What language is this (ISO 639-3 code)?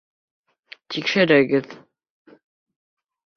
bak